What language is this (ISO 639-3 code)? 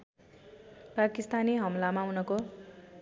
nep